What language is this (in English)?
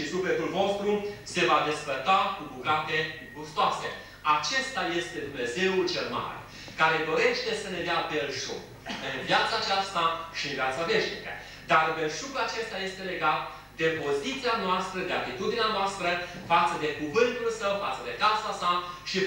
Romanian